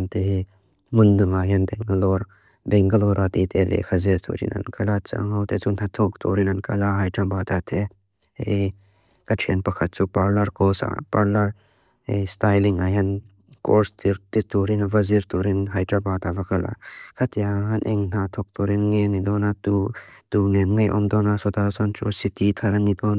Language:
Mizo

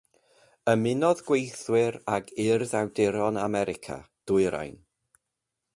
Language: Welsh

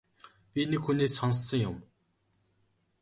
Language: Mongolian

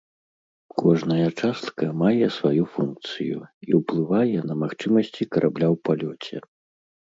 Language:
Belarusian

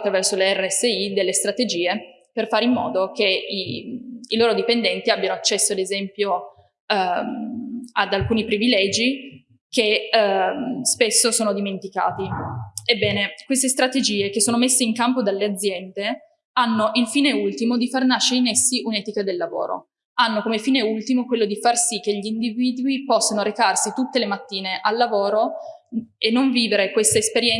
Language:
Italian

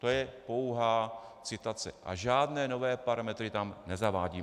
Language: Czech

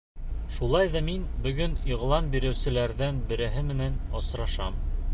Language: Bashkir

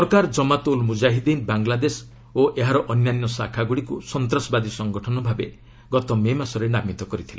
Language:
Odia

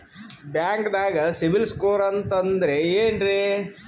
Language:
Kannada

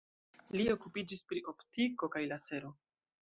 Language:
Esperanto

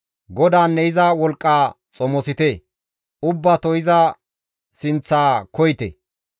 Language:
Gamo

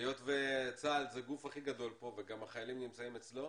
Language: Hebrew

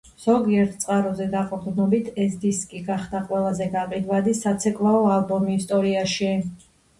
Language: Georgian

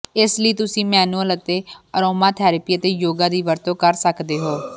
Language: Punjabi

